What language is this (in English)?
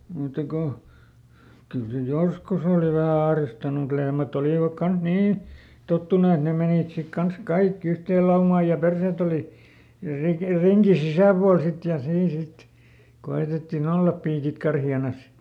Finnish